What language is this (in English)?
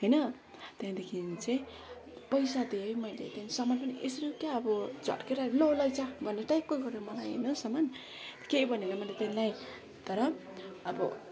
Nepali